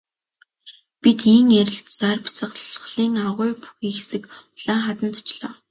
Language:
Mongolian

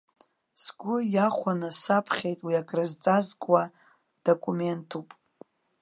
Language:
Abkhazian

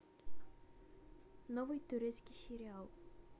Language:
Russian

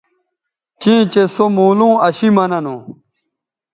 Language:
Bateri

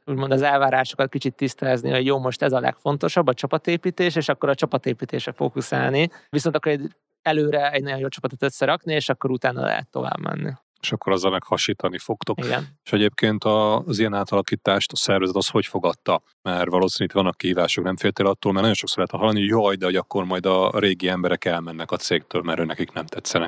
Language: Hungarian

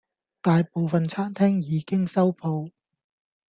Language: Cantonese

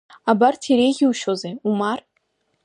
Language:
Abkhazian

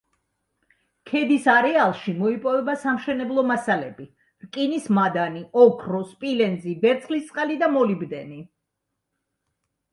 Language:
Georgian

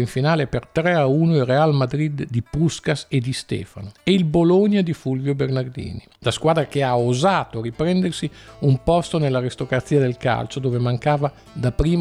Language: Italian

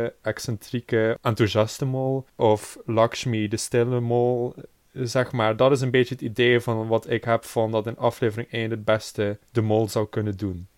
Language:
Dutch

